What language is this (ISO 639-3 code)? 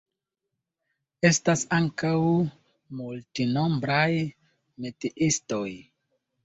epo